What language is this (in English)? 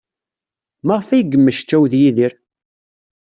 Kabyle